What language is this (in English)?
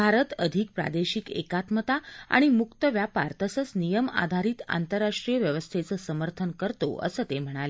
Marathi